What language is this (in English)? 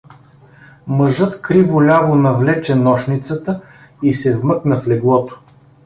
Bulgarian